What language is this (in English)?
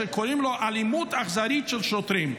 Hebrew